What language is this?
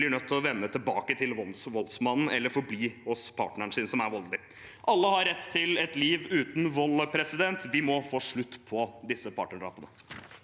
Norwegian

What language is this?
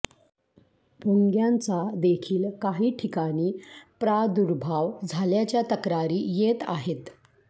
Marathi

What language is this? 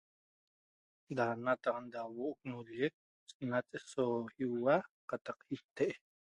Toba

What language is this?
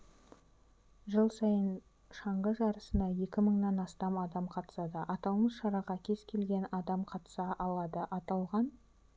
Kazakh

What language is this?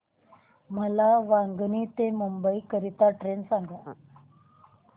Marathi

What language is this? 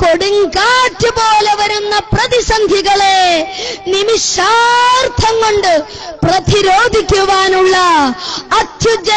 Arabic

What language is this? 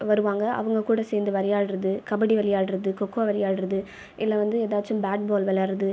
Tamil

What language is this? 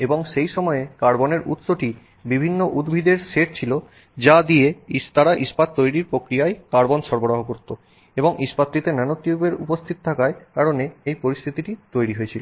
Bangla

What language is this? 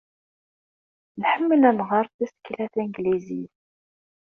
Kabyle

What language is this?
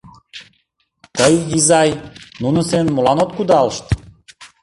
Mari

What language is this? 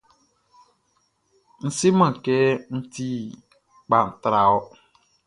Baoulé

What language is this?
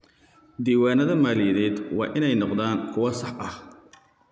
Somali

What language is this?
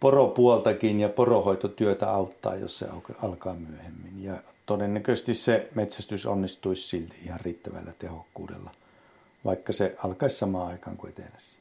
Finnish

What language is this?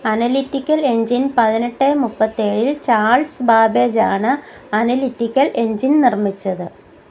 Malayalam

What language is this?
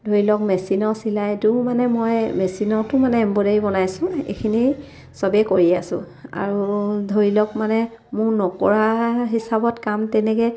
Assamese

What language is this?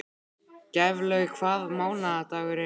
Icelandic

